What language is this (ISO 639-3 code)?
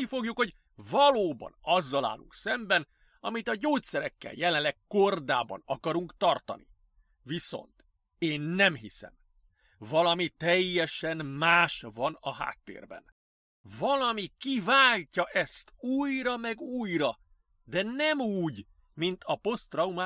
hun